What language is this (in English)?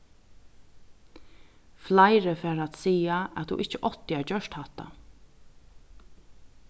Faroese